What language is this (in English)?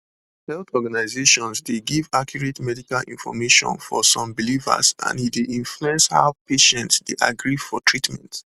Nigerian Pidgin